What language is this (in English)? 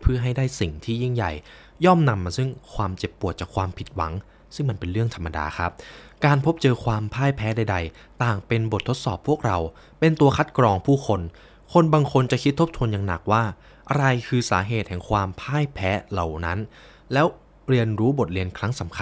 Thai